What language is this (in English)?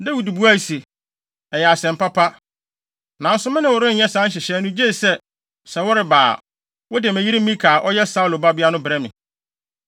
Akan